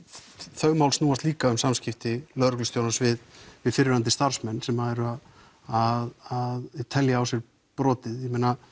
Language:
Icelandic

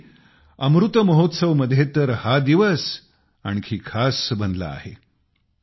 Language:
Marathi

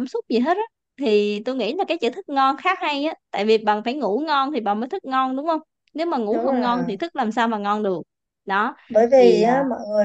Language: Vietnamese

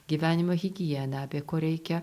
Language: Lithuanian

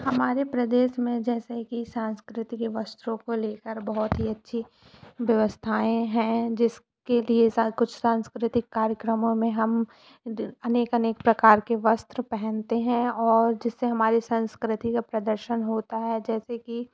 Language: Hindi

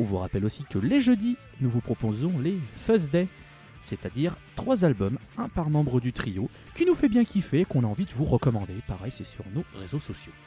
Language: French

